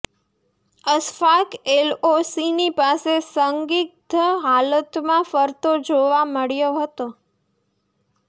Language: Gujarati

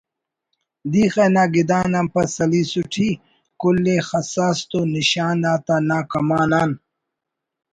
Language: Brahui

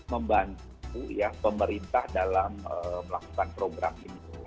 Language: Indonesian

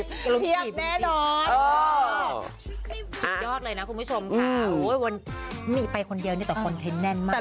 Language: Thai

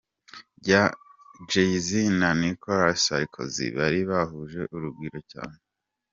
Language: Kinyarwanda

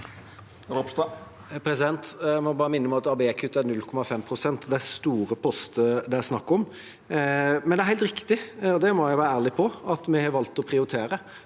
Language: Norwegian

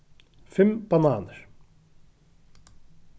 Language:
Faroese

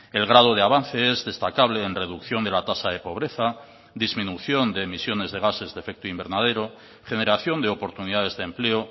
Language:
Spanish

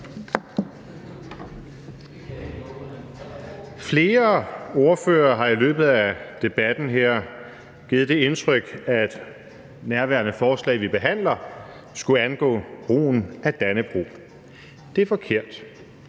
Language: Danish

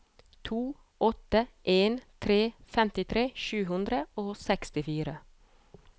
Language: Norwegian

